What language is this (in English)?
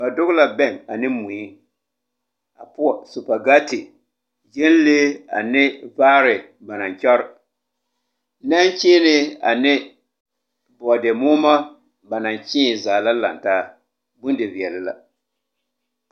Southern Dagaare